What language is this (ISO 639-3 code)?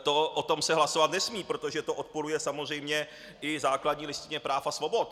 ces